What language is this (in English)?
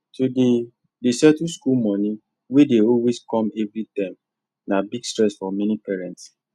Nigerian Pidgin